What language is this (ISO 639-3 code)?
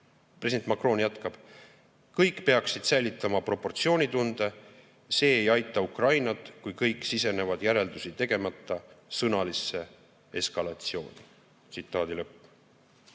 est